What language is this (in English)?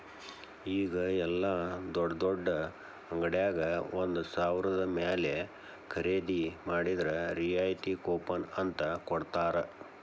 Kannada